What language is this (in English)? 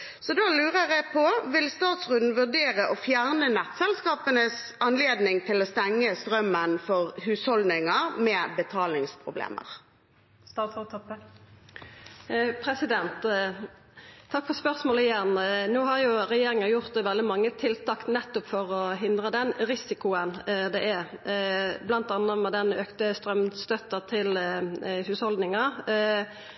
Norwegian